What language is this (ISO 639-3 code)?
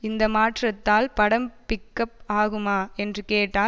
tam